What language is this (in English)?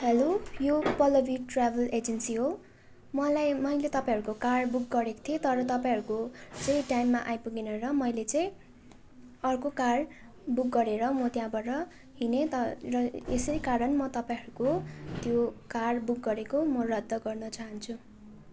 Nepali